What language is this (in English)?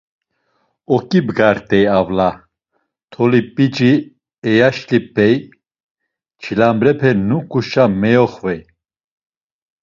Laz